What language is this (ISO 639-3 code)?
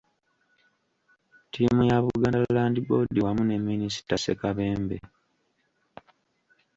lug